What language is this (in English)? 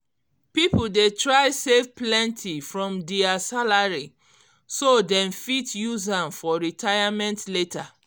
Nigerian Pidgin